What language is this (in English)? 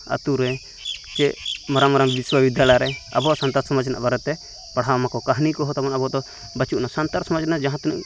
Santali